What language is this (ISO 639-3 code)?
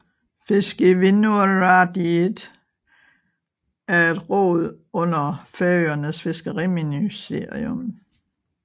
dan